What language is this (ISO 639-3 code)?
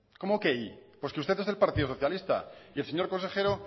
spa